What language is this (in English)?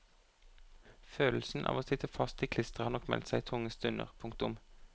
Norwegian